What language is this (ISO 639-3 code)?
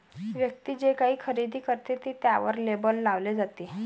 mar